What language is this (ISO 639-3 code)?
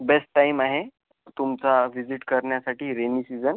mar